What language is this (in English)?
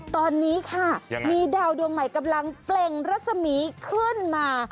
Thai